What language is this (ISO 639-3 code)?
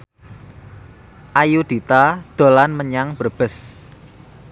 jav